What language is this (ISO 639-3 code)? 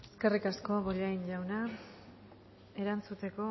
eus